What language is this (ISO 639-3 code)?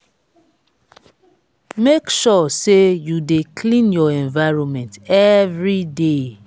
pcm